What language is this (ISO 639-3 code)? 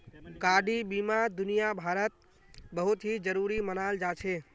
mag